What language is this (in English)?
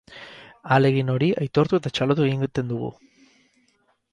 Basque